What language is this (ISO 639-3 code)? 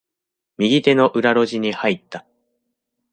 jpn